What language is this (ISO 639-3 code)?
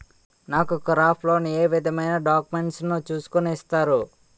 tel